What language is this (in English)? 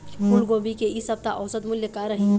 Chhattisgarhi